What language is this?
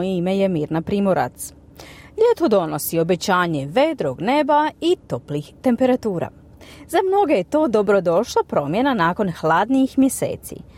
Croatian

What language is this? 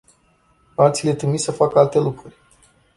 Romanian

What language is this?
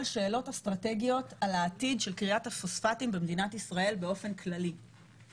Hebrew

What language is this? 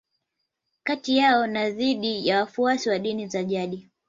Swahili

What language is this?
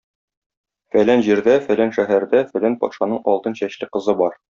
Tatar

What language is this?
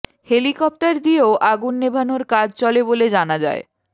Bangla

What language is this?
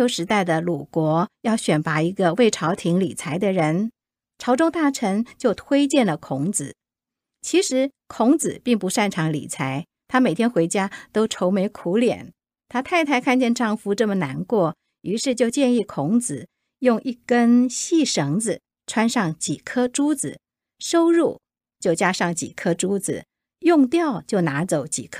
Chinese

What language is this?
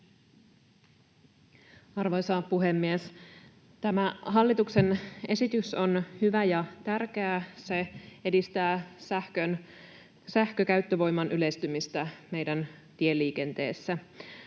Finnish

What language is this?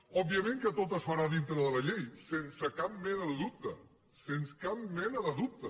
Catalan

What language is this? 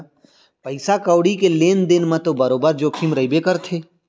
Chhattisgarhi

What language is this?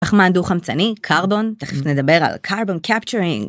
Hebrew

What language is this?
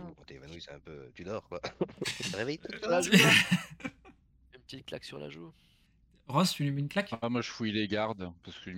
French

